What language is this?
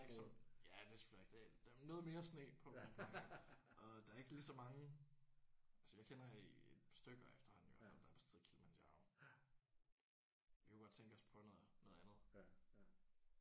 Danish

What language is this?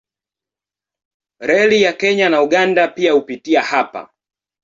Swahili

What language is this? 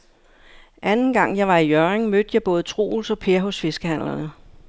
Danish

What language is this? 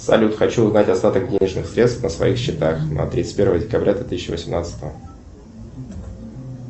Russian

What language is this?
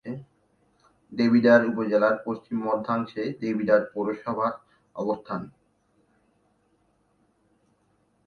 Bangla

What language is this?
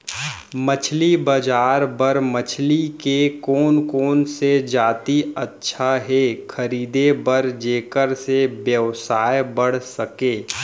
Chhattisgarhi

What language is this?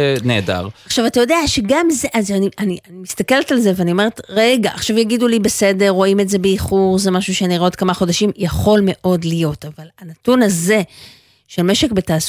Hebrew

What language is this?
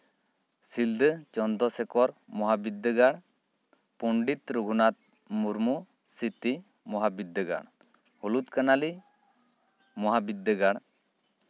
Santali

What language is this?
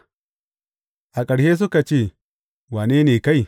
Hausa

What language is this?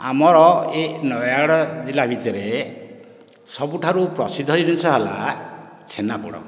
Odia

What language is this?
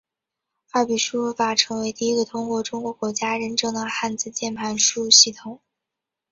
Chinese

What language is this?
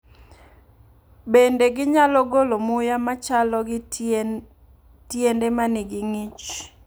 Luo (Kenya and Tanzania)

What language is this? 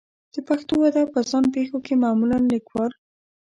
Pashto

